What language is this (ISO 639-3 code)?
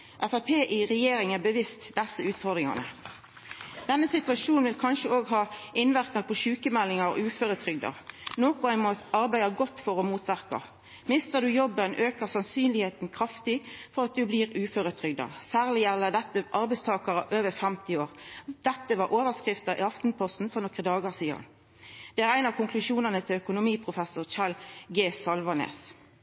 nno